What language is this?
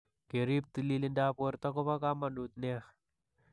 Kalenjin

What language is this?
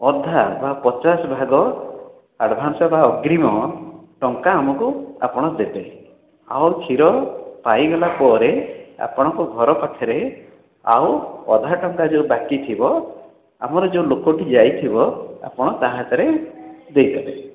Odia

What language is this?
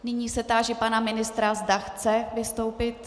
Czech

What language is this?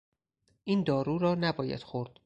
Persian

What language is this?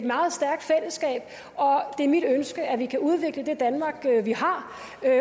Danish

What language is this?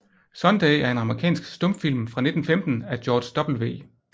Danish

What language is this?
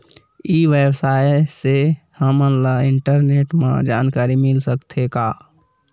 Chhattisgarhi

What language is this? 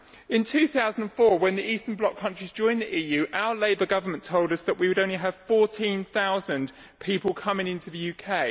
English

